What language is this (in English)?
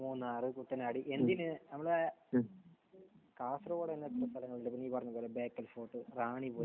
Malayalam